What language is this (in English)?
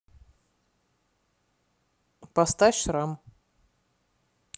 Russian